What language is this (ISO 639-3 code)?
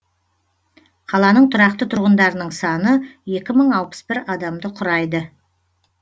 kaz